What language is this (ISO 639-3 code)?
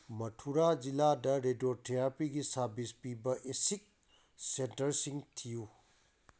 mni